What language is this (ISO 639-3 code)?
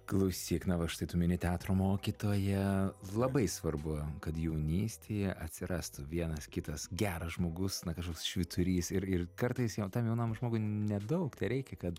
lit